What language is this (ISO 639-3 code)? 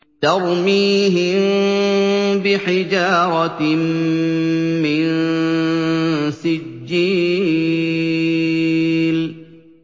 ara